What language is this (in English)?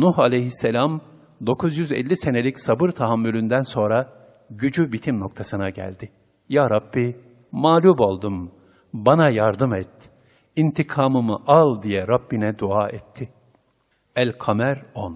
Turkish